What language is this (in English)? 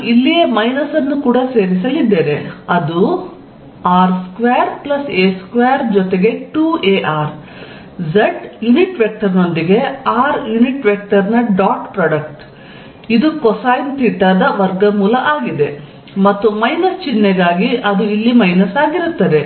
Kannada